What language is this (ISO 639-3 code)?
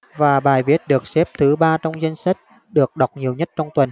vie